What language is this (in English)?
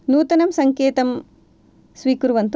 Sanskrit